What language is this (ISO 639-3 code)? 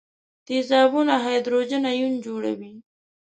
pus